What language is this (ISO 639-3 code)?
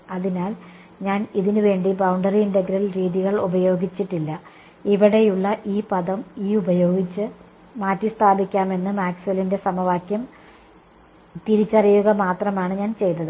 mal